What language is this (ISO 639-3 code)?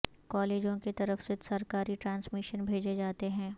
urd